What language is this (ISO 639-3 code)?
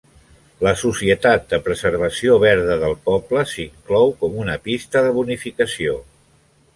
cat